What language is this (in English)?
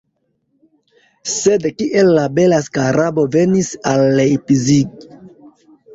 Esperanto